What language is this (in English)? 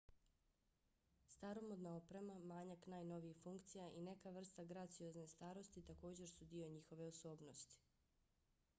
Bosnian